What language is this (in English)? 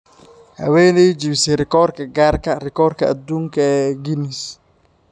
Somali